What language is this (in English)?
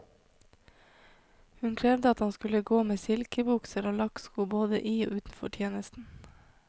Norwegian